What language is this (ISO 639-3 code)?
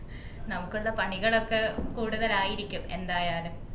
mal